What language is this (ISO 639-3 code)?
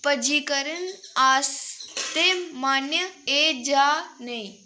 doi